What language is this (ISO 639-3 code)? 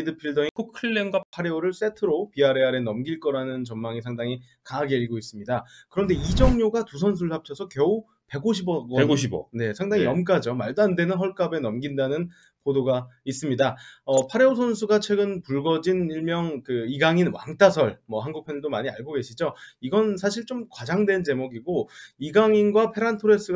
kor